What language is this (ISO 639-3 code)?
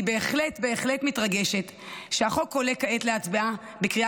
heb